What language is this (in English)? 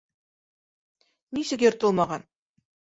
Bashkir